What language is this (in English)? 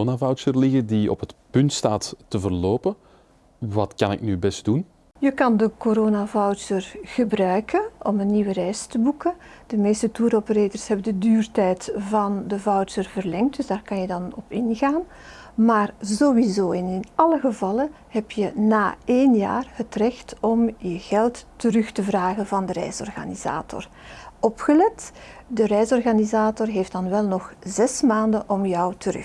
Dutch